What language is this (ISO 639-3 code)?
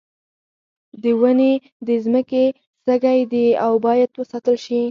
pus